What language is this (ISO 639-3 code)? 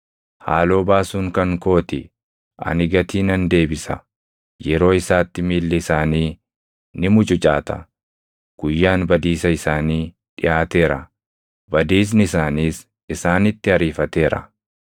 orm